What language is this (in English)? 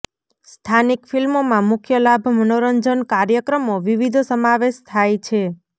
Gujarati